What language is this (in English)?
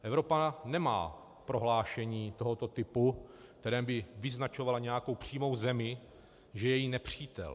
Czech